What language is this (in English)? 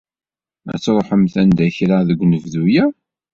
Kabyle